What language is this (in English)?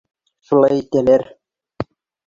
Bashkir